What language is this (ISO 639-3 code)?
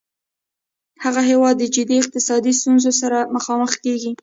pus